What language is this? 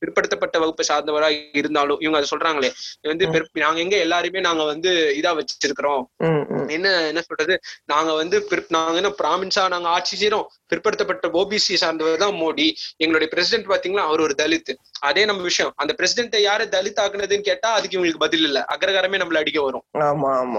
Tamil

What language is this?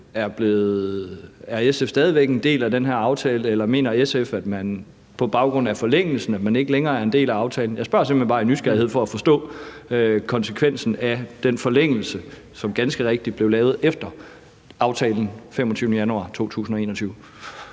Danish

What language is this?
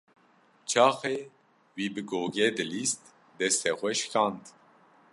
Kurdish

